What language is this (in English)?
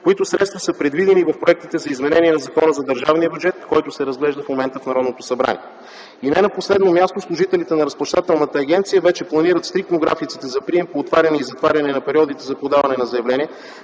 Bulgarian